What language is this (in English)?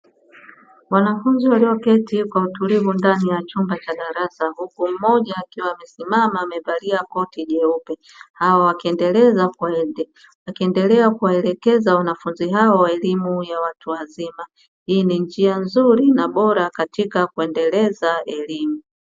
Swahili